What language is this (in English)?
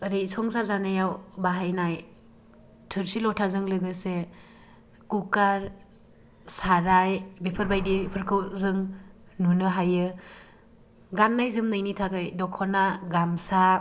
Bodo